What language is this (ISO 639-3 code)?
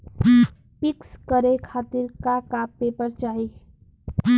bho